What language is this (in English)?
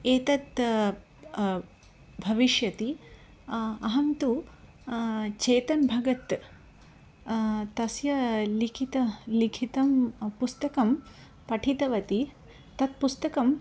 Sanskrit